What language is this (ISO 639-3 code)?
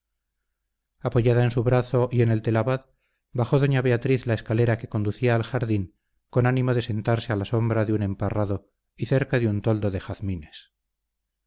spa